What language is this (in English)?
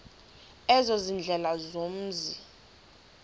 Xhosa